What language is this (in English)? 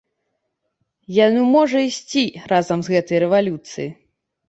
Belarusian